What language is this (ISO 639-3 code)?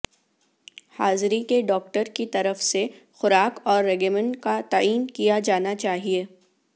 urd